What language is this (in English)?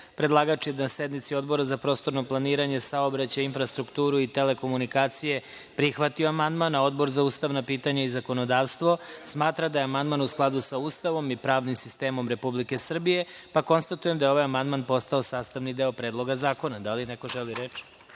Serbian